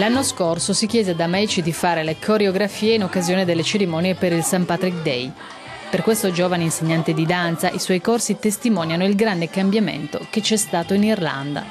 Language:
Italian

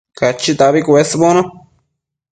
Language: Matsés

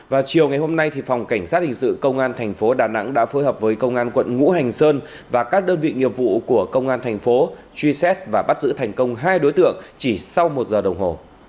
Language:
Vietnamese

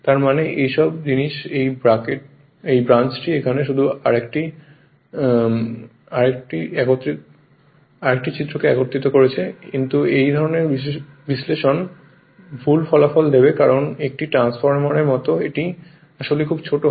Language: Bangla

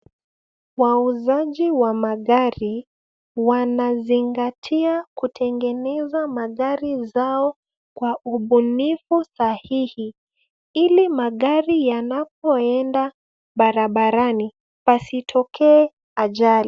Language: Swahili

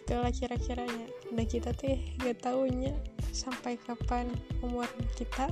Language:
Indonesian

